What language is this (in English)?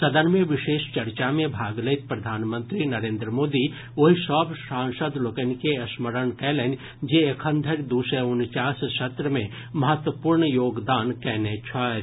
Maithili